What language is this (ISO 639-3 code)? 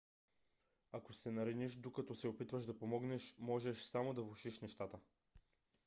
bul